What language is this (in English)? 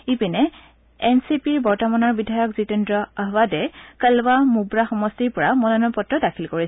Assamese